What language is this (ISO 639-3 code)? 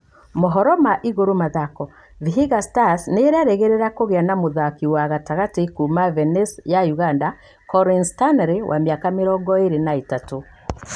kik